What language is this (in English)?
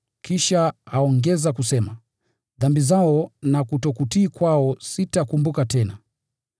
Swahili